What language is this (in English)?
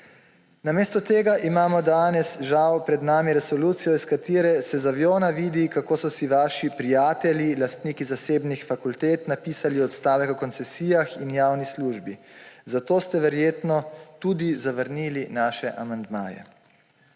Slovenian